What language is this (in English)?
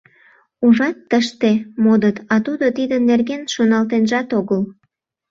Mari